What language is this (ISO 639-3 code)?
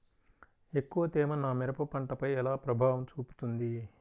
tel